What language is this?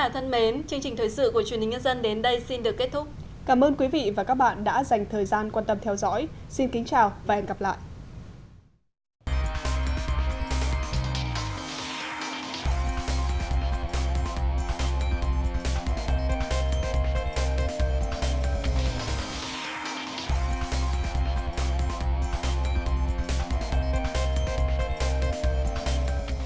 Vietnamese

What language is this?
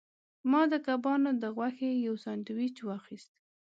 Pashto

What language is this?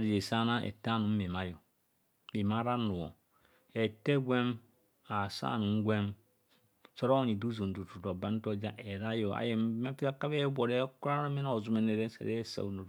Kohumono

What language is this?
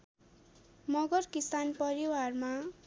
Nepali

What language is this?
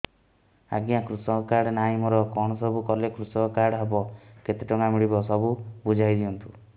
Odia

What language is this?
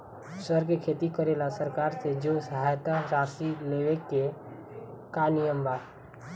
Bhojpuri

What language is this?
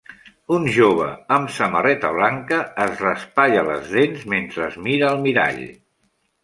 Catalan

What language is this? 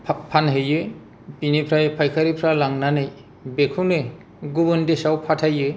Bodo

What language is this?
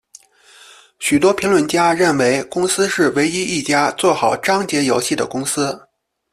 Chinese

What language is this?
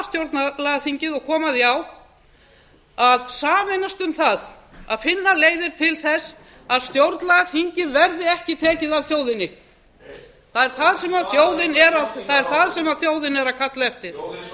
Icelandic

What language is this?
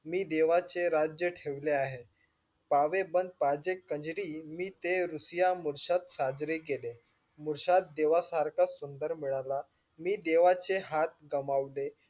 Marathi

